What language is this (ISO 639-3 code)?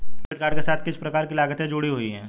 hin